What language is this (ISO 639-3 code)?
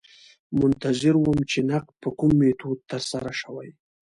pus